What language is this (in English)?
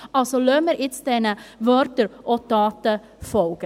Swiss German